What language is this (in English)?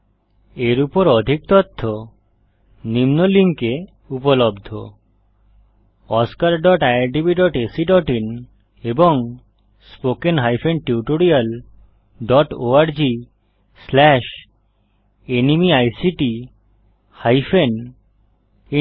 Bangla